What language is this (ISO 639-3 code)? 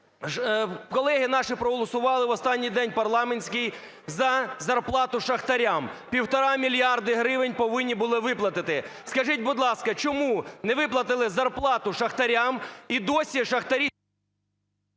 ukr